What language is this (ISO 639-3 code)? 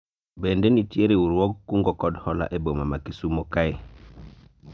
luo